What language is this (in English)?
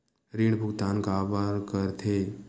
Chhattisgarhi